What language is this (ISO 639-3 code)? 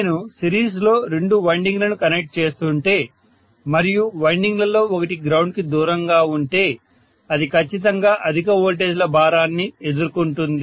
tel